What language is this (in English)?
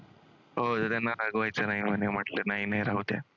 Marathi